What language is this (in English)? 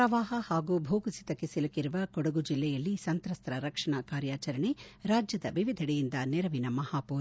Kannada